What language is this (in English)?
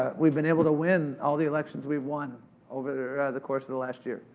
English